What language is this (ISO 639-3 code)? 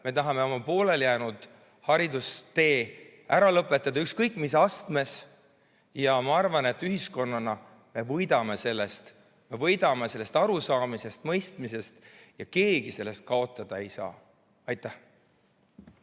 est